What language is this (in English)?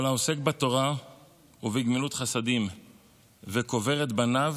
Hebrew